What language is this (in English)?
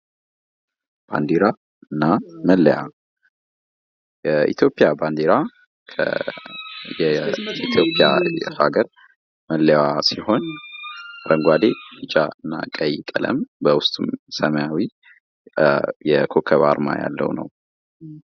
Amharic